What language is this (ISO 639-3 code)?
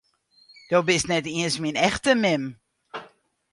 fry